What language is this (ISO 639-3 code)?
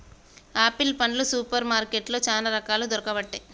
tel